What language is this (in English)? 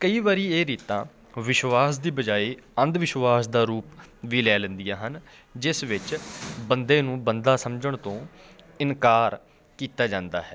Punjabi